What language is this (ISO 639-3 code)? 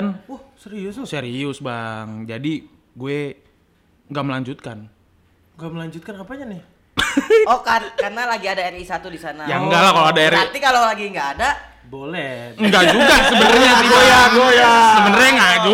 ind